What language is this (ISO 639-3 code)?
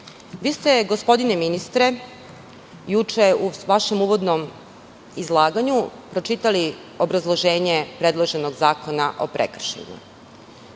srp